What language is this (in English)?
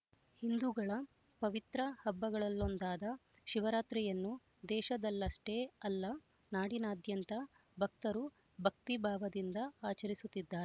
Kannada